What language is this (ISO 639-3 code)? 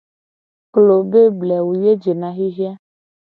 gej